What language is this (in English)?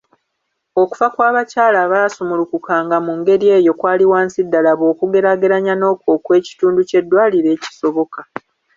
Ganda